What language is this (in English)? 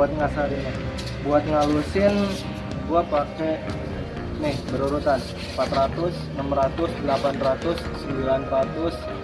Indonesian